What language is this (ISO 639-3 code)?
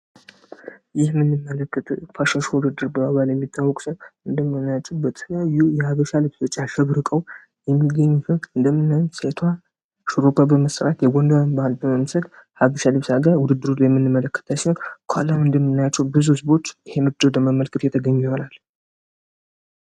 amh